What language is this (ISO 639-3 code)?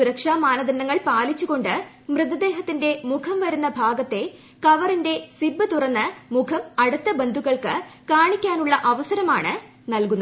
mal